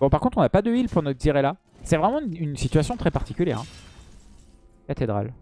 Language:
French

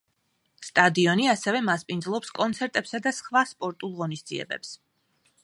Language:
Georgian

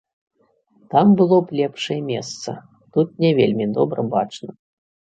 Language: Belarusian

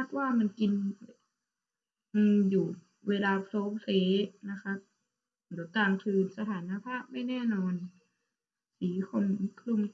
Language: Thai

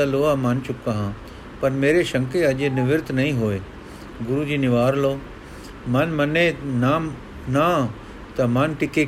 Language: Punjabi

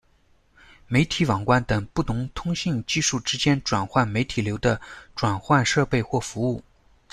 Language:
Chinese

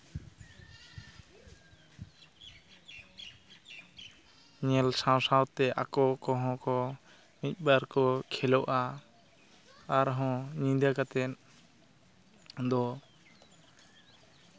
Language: Santali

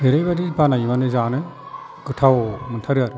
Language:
Bodo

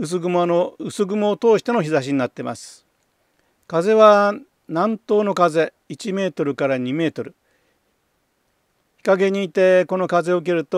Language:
Japanese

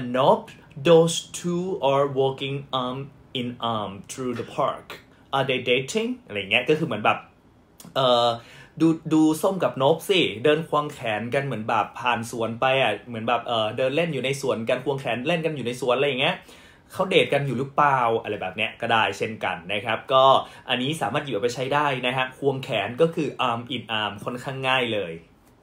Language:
Thai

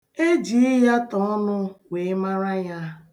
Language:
Igbo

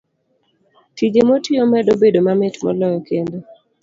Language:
Luo (Kenya and Tanzania)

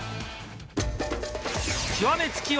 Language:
Japanese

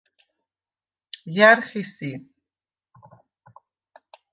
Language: Svan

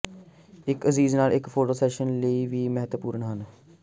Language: Punjabi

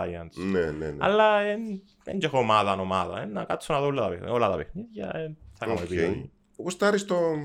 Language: Greek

